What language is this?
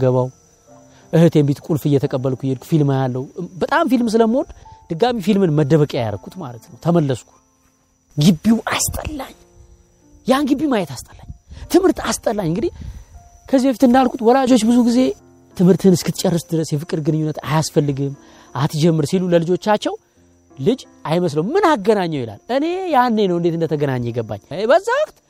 Amharic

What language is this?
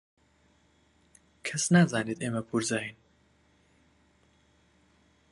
Central Kurdish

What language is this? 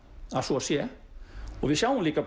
Icelandic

